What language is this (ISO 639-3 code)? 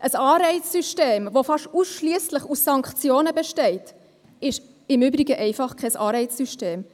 gsw